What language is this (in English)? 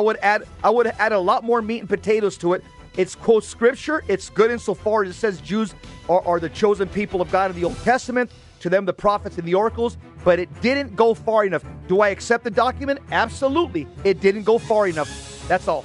English